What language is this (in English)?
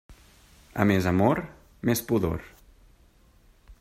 Catalan